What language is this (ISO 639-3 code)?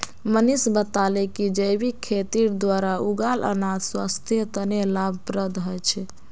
mag